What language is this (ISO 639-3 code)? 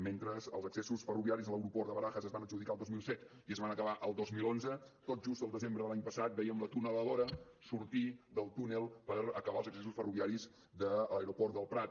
cat